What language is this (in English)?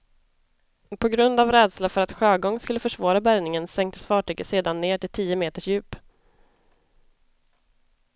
Swedish